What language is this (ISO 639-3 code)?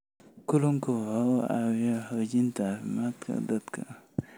som